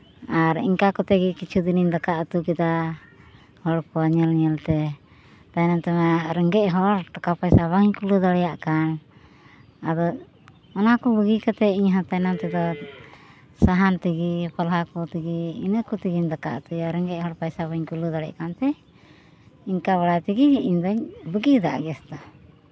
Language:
Santali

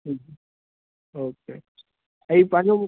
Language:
Sindhi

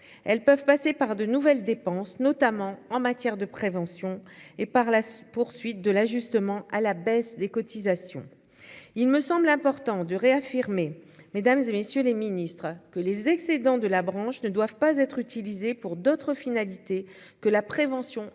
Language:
French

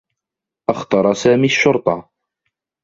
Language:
Arabic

